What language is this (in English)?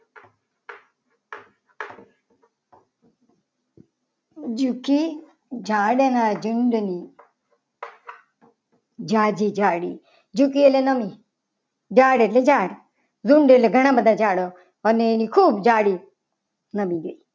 Gujarati